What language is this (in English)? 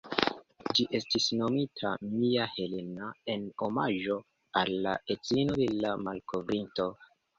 Esperanto